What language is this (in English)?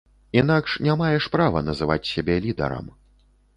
Belarusian